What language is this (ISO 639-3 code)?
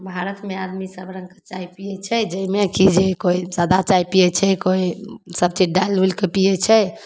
mai